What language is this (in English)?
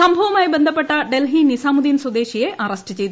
Malayalam